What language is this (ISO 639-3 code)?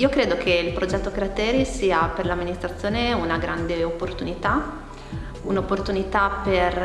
ita